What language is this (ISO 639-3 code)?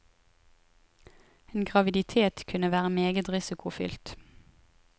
nor